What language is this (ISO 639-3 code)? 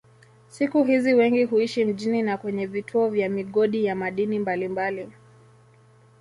swa